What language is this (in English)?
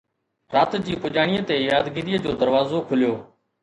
Sindhi